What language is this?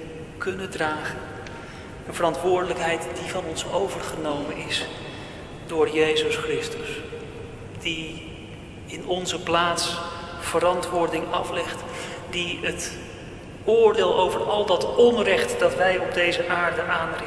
Dutch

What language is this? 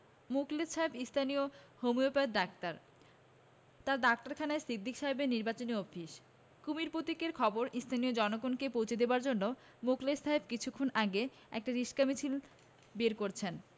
Bangla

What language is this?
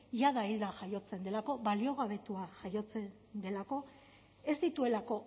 Basque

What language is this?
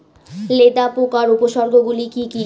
Bangla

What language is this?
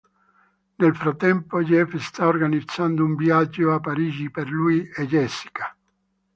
Italian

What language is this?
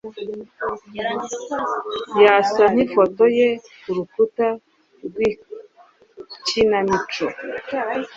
Kinyarwanda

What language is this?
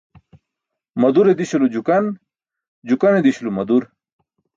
Burushaski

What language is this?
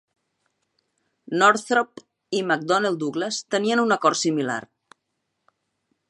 Catalan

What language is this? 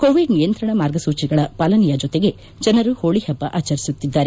Kannada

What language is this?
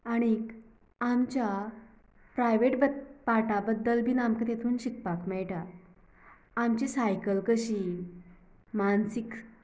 Konkani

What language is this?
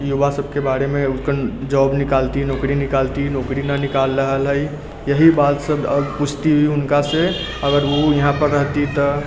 Maithili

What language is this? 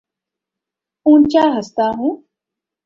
Urdu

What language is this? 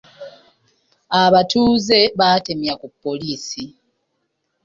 Ganda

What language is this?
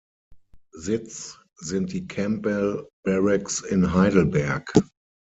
German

